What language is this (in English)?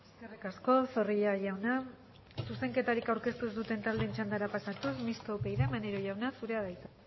Basque